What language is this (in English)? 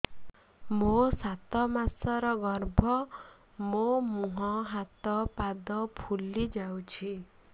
Odia